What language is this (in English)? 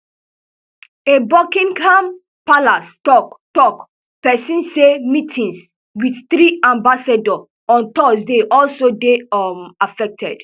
Nigerian Pidgin